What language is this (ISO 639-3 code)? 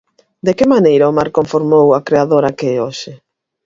glg